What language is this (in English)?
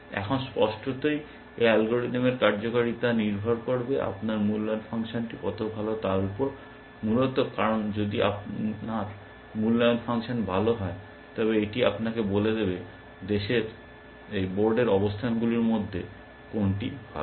Bangla